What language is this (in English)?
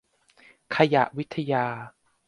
Thai